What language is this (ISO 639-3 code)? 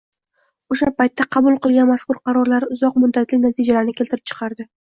uzb